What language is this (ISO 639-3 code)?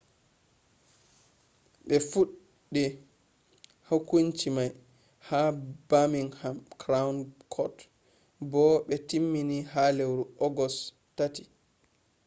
ful